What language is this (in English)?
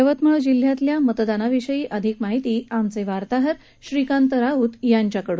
Marathi